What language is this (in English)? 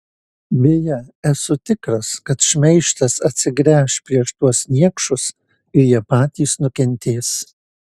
Lithuanian